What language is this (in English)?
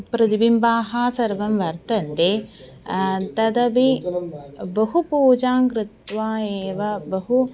Sanskrit